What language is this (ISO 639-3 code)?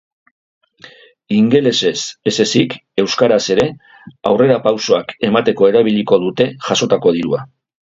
eus